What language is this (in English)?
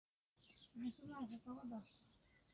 Somali